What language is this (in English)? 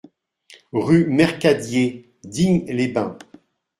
French